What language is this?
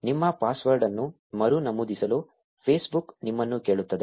Kannada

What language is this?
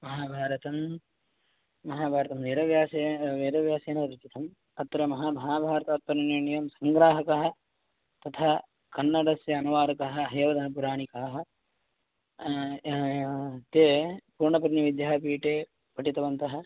Sanskrit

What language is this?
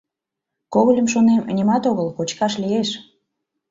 Mari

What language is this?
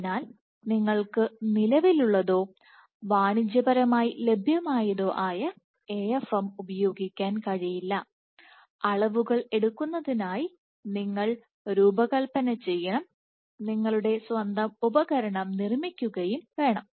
Malayalam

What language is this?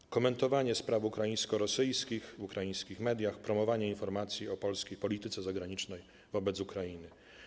Polish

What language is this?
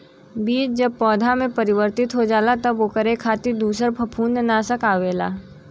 Bhojpuri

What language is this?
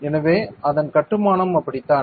Tamil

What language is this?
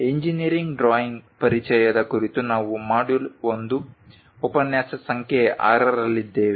Kannada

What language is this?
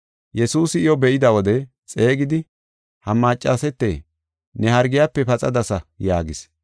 Gofa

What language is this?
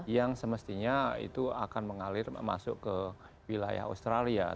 Indonesian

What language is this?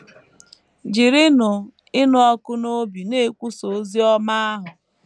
Igbo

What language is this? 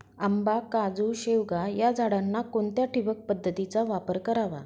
Marathi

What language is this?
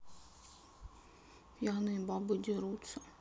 Russian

